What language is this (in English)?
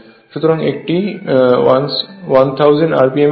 Bangla